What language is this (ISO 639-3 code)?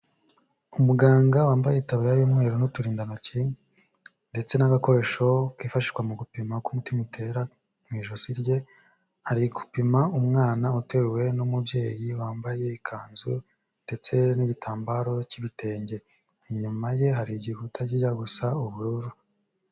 kin